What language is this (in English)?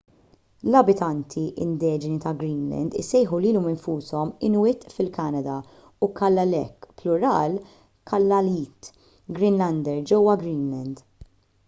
Maltese